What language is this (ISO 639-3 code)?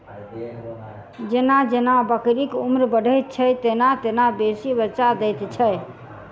mai